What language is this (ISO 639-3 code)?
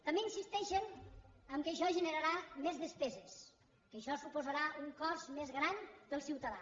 cat